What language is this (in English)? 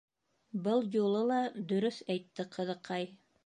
Bashkir